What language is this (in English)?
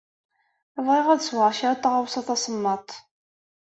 Kabyle